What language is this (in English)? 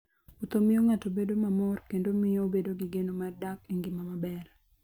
Luo (Kenya and Tanzania)